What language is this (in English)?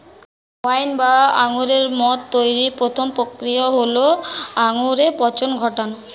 Bangla